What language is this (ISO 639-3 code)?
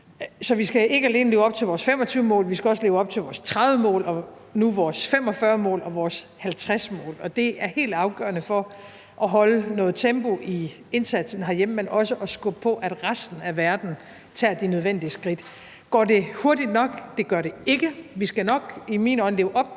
dan